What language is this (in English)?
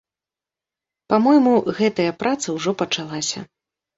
Belarusian